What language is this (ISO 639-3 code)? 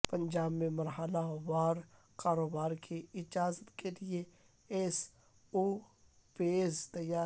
urd